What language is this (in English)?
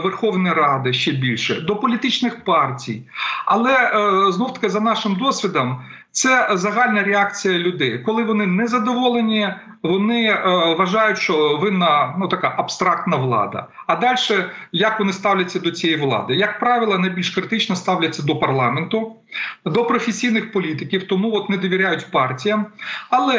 Ukrainian